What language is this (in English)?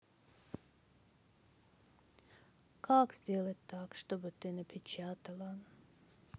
Russian